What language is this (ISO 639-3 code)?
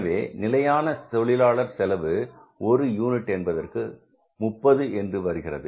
tam